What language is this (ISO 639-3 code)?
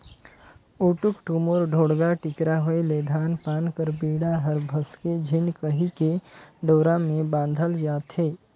hne